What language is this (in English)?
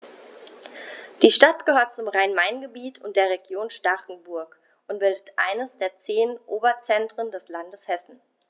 German